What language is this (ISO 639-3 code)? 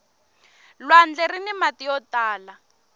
tso